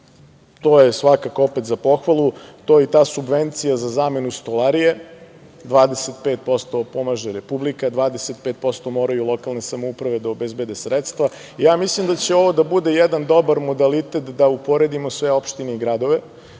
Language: Serbian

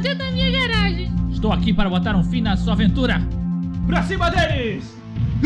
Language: Portuguese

